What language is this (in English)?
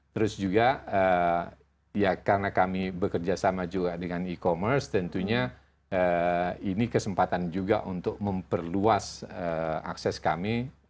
Indonesian